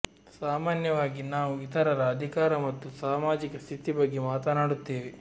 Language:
Kannada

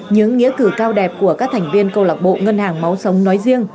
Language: Vietnamese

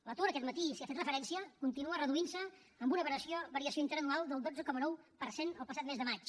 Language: Catalan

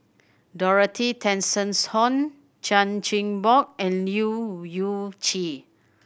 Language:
English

